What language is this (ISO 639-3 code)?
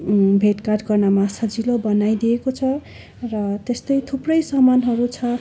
nep